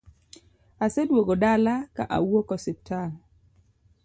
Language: Luo (Kenya and Tanzania)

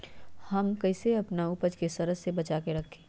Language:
Magahi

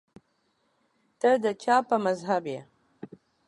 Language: Pashto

